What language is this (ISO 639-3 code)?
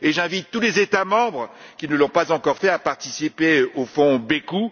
fra